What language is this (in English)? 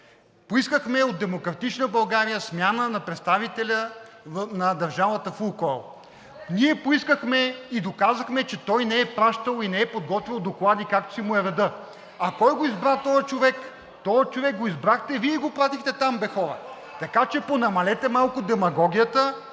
Bulgarian